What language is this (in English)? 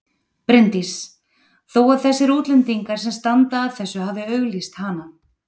Icelandic